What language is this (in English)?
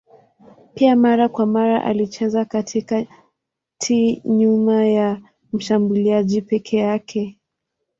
Swahili